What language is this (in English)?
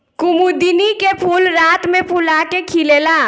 Bhojpuri